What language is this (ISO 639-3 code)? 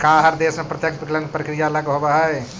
mag